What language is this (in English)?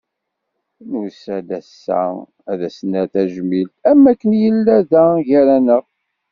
Kabyle